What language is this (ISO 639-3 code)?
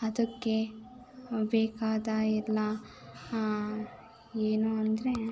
kan